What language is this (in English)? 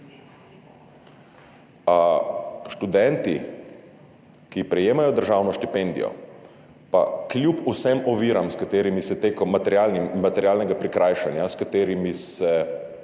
Slovenian